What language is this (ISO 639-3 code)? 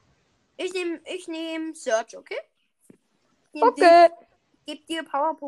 deu